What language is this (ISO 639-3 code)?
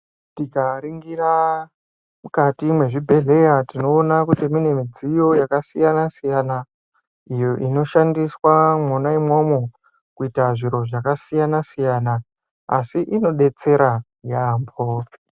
ndc